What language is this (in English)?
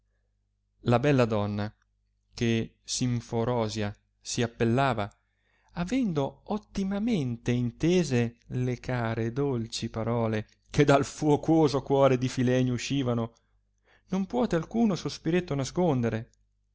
Italian